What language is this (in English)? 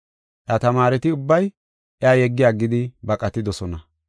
Gofa